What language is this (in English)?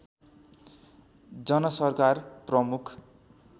Nepali